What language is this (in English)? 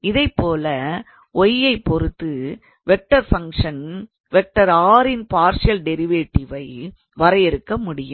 Tamil